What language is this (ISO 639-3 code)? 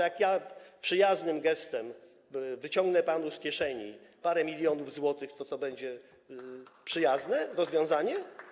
pol